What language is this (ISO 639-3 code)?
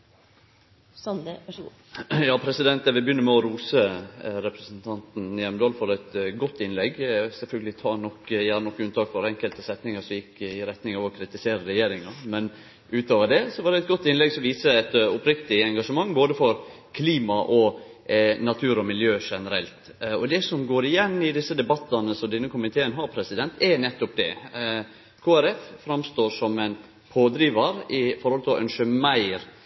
nno